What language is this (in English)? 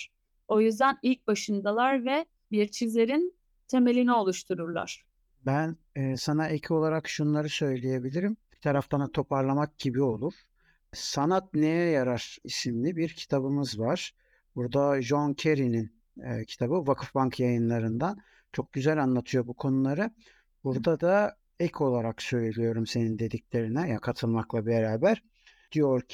Turkish